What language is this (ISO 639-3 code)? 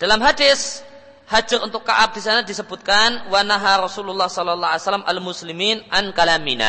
ind